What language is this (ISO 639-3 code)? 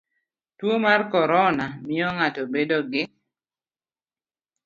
luo